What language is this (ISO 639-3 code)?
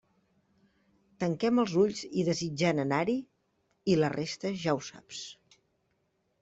cat